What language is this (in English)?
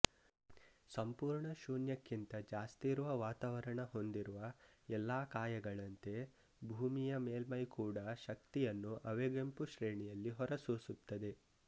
Kannada